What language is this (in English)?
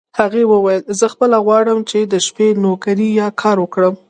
Pashto